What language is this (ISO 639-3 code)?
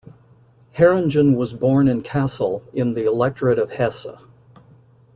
eng